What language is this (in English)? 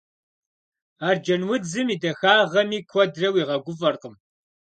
Kabardian